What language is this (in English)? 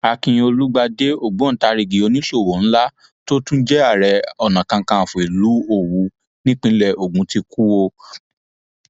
Yoruba